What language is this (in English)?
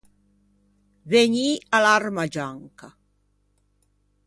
Ligurian